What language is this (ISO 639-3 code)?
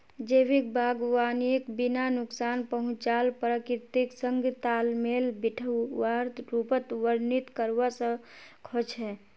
mag